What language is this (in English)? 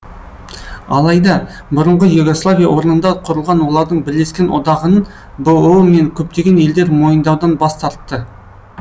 Kazakh